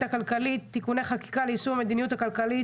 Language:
Hebrew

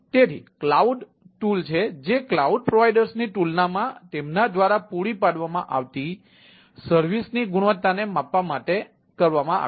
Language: Gujarati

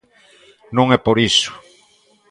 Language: Galician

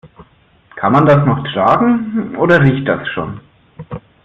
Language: German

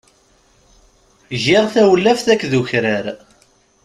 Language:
Kabyle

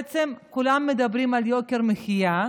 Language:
Hebrew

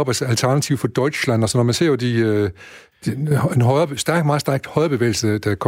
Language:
Danish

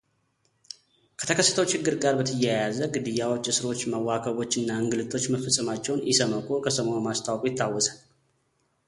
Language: Amharic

